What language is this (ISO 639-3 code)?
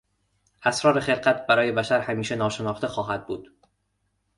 fas